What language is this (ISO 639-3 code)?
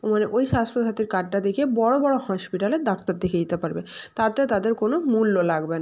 ben